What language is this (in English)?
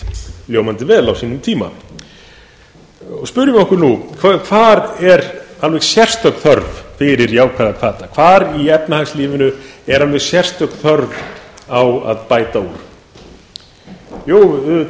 Icelandic